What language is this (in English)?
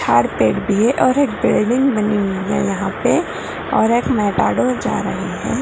Magahi